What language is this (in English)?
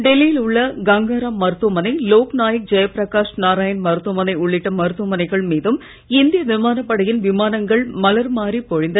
Tamil